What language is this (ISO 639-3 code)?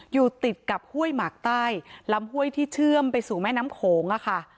tha